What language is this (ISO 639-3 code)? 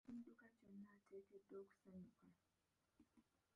lug